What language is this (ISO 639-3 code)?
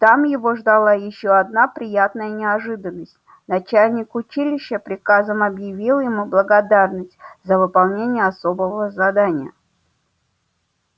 rus